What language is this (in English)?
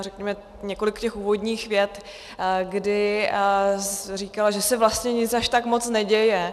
Czech